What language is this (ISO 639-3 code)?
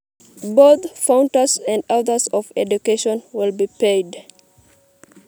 mas